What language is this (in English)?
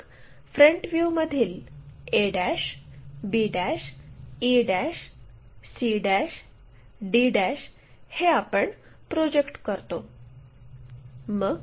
Marathi